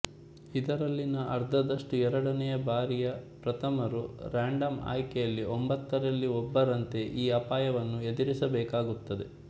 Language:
Kannada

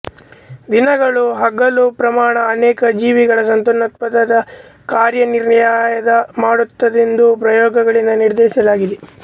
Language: Kannada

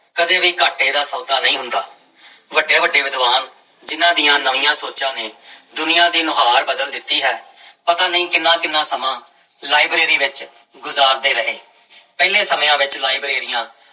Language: Punjabi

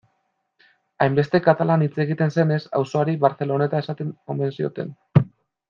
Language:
Basque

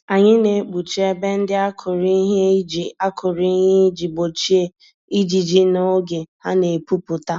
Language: Igbo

